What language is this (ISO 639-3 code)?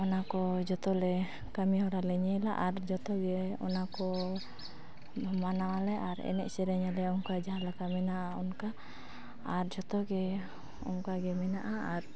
sat